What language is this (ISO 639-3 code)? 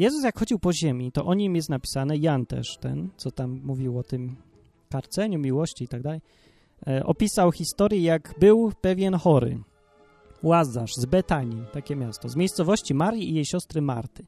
pol